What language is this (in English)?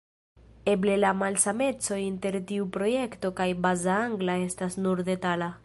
Esperanto